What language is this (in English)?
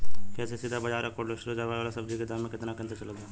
Bhojpuri